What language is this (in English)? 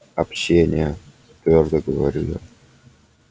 Russian